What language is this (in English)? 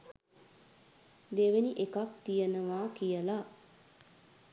Sinhala